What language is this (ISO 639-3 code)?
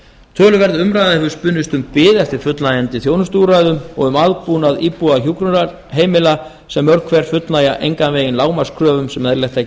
isl